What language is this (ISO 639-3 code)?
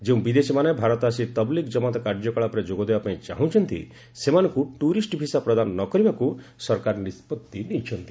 ori